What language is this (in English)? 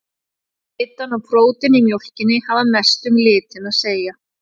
Icelandic